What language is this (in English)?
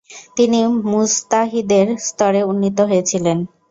Bangla